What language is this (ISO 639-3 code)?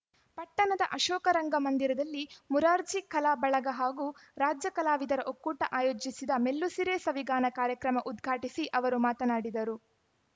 kan